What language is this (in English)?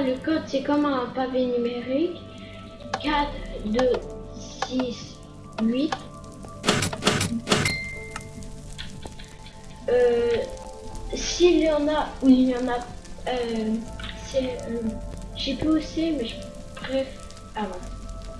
French